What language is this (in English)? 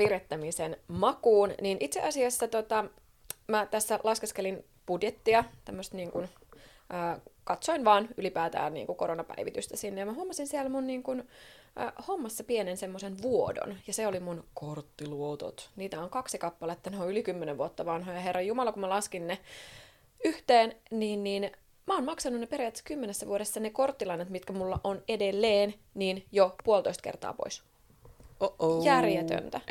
Finnish